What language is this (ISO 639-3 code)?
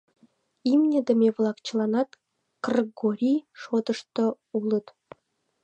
chm